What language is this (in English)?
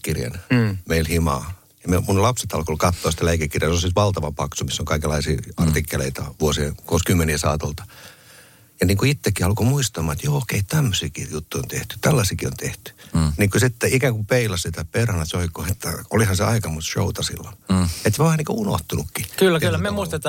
Finnish